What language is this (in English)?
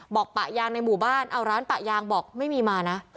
Thai